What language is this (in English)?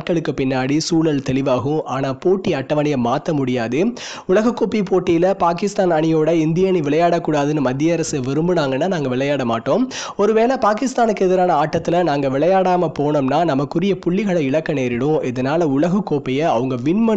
Tamil